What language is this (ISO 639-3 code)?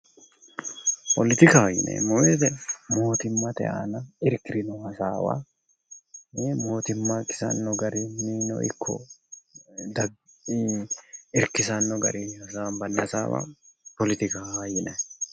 sid